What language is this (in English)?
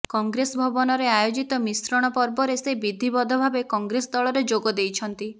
Odia